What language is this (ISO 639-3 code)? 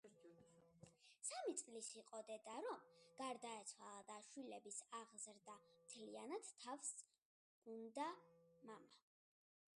kat